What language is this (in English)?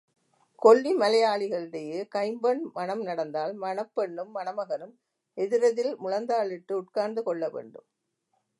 Tamil